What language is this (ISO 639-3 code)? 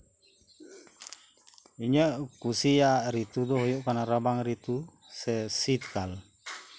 sat